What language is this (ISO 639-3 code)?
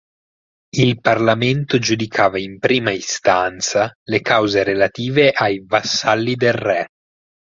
ita